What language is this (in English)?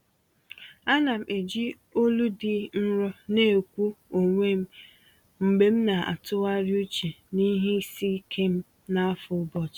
Igbo